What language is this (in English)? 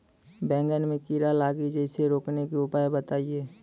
Maithili